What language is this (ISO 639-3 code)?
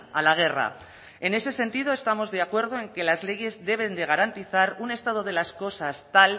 spa